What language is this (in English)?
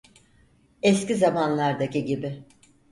Turkish